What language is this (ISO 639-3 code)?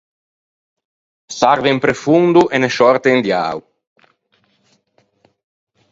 lij